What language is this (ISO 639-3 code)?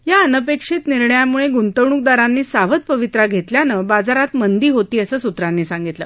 mar